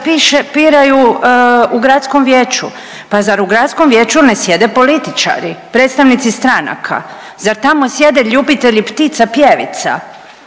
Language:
Croatian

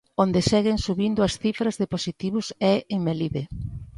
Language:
Galician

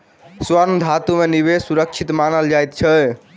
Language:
Maithili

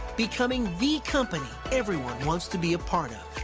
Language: English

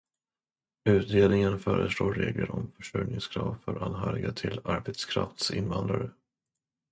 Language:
Swedish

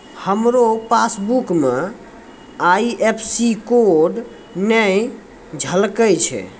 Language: Maithili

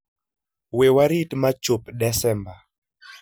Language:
Luo (Kenya and Tanzania)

